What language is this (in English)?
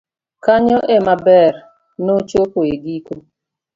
Luo (Kenya and Tanzania)